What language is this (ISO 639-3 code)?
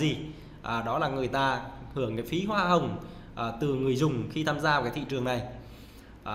vie